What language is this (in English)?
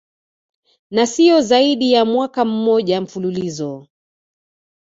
Swahili